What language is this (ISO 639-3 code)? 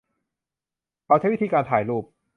tha